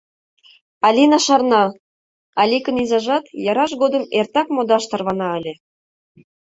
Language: Mari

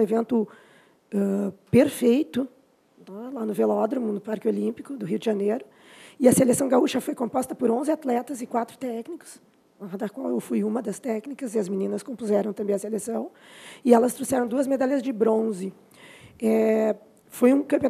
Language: Portuguese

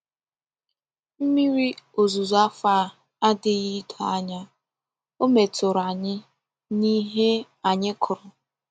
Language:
Igbo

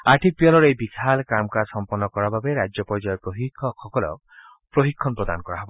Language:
Assamese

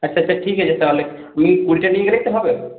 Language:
Bangla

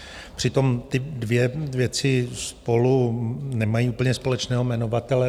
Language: Czech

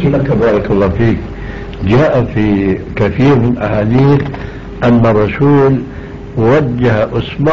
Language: Arabic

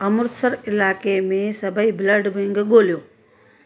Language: Sindhi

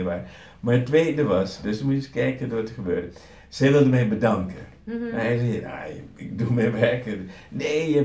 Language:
Dutch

